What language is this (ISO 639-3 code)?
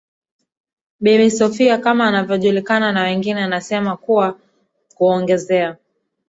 swa